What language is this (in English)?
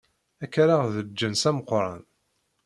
Kabyle